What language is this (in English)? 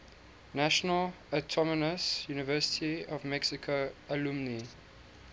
English